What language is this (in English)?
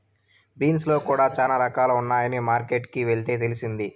Telugu